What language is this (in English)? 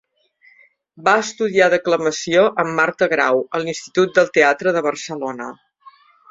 Catalan